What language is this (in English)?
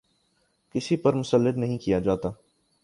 Urdu